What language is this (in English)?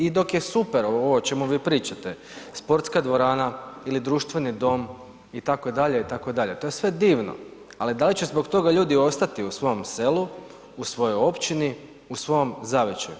Croatian